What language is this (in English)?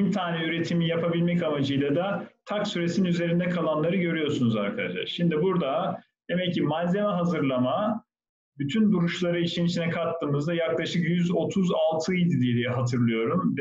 Turkish